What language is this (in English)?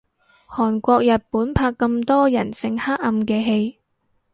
Cantonese